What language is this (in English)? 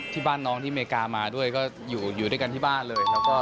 Thai